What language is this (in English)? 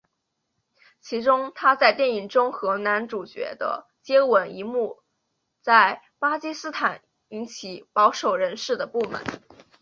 Chinese